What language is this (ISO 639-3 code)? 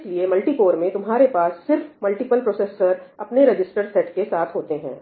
hin